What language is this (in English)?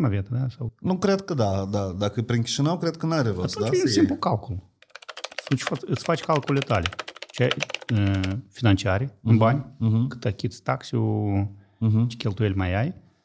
Romanian